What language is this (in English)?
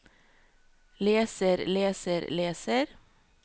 Norwegian